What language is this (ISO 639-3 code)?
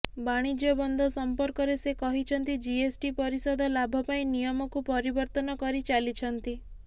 ori